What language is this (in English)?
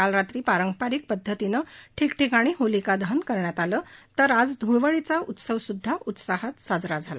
Marathi